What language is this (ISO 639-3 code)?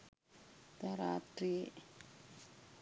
sin